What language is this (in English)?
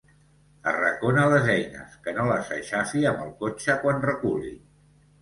Catalan